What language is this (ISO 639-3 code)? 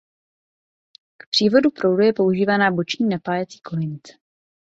ces